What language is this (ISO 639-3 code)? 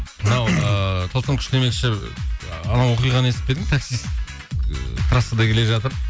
kaz